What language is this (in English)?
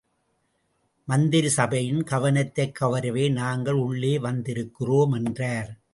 Tamil